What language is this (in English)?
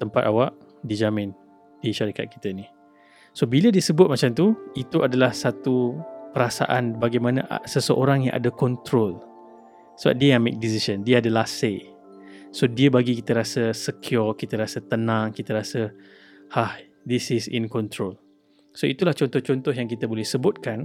Malay